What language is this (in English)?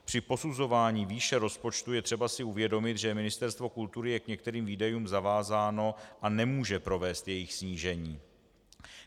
Czech